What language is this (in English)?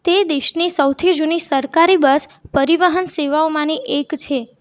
Gujarati